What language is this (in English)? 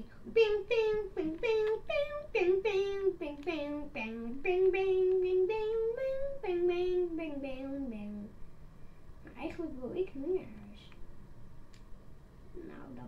Dutch